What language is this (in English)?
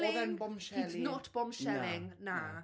Welsh